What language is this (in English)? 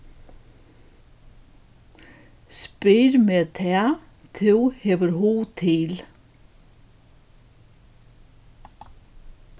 Faroese